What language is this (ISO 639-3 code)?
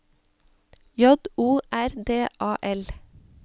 nor